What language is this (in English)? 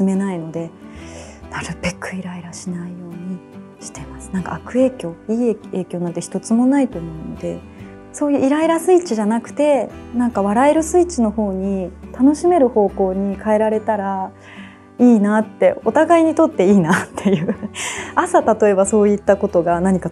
Japanese